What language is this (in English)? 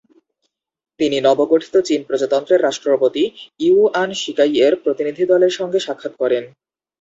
Bangla